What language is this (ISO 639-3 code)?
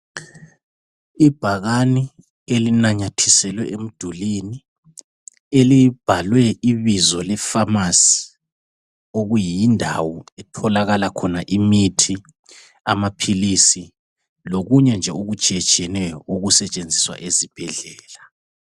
nde